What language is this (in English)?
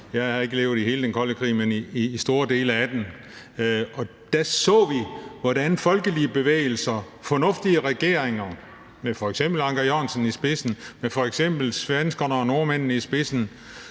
Danish